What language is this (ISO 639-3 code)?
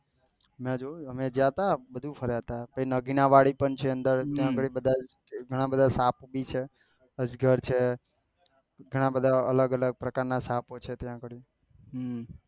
guj